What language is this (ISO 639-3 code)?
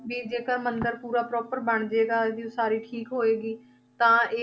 pan